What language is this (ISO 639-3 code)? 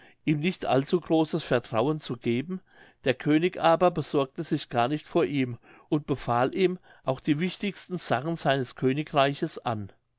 deu